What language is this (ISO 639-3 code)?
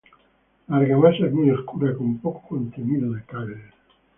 spa